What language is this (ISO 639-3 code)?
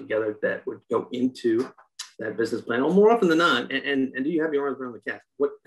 eng